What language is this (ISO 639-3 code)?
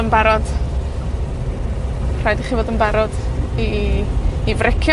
cym